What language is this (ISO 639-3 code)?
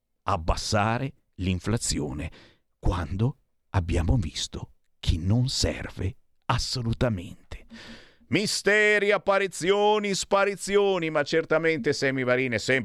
ita